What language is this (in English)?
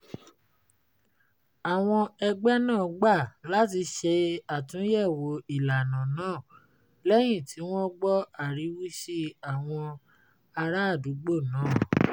Yoruba